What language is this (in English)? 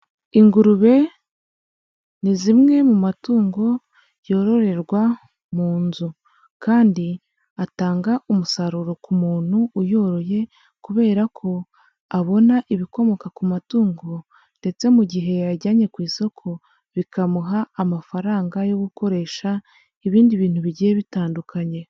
Kinyarwanda